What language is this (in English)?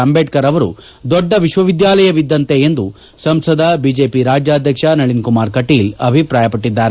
Kannada